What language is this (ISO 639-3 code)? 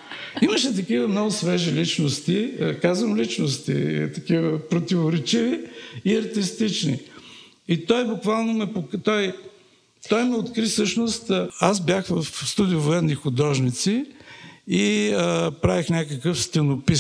bul